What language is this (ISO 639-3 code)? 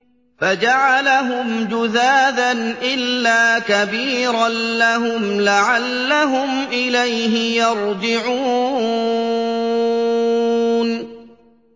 ara